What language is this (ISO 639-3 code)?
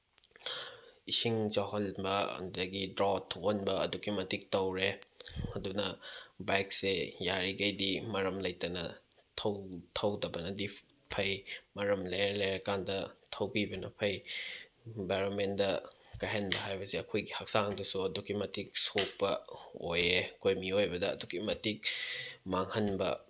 mni